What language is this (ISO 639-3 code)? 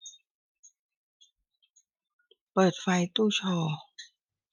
tha